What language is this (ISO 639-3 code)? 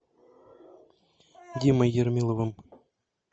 rus